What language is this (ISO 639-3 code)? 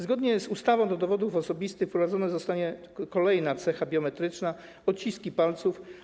pol